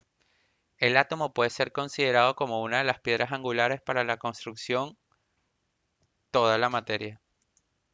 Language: Spanish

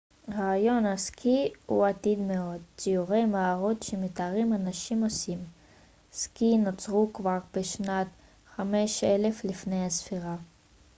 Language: Hebrew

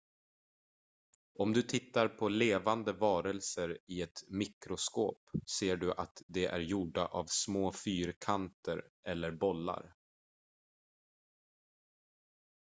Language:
Swedish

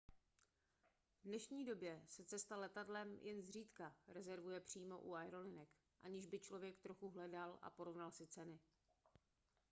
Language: Czech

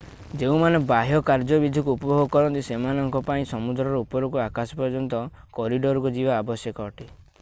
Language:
Odia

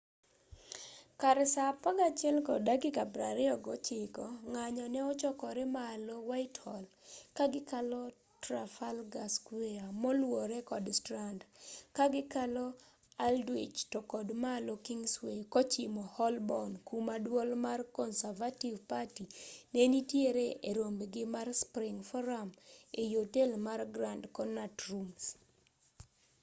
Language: Luo (Kenya and Tanzania)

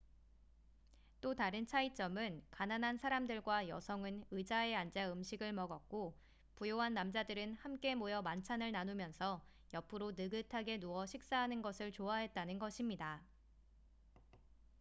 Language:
Korean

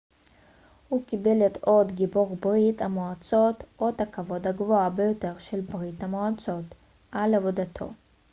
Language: Hebrew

